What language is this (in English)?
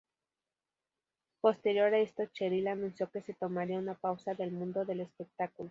Spanish